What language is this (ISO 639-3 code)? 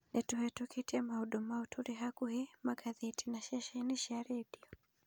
kik